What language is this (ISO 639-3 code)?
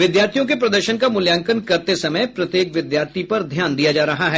hin